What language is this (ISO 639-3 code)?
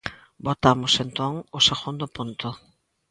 glg